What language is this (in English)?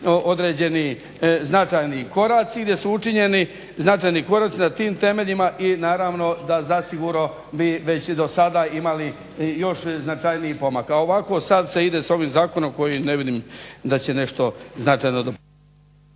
Croatian